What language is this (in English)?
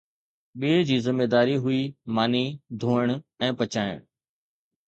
Sindhi